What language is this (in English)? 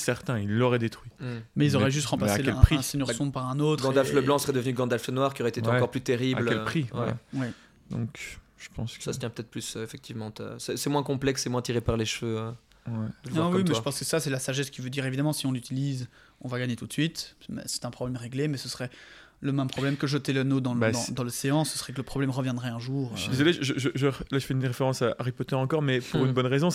French